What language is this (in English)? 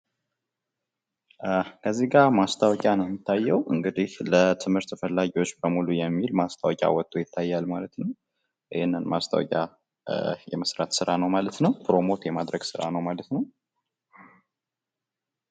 Amharic